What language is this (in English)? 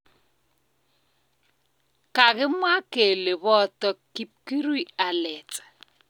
Kalenjin